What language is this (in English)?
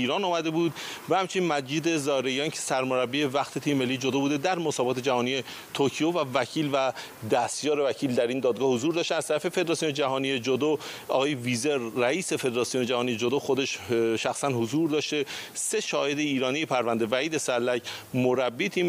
Persian